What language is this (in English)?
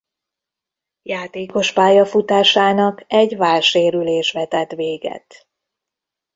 Hungarian